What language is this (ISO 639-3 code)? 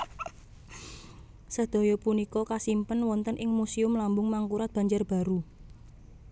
jav